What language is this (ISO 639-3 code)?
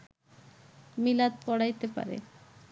ben